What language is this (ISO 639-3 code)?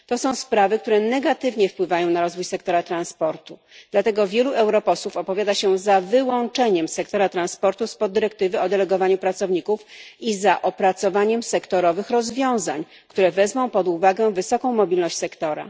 pol